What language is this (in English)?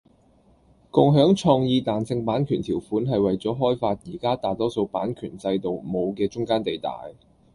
Cantonese